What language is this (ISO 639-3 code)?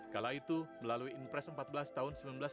ind